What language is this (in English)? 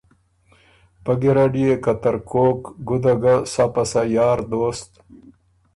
Ormuri